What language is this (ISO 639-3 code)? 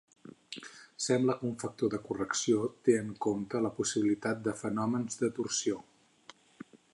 cat